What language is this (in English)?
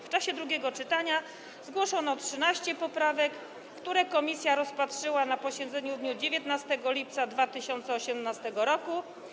Polish